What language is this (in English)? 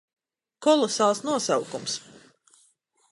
Latvian